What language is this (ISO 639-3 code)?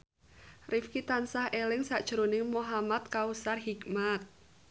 jav